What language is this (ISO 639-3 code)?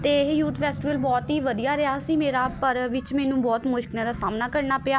pan